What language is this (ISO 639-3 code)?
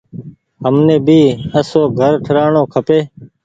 gig